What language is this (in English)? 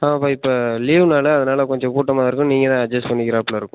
Tamil